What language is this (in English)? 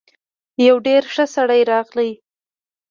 Pashto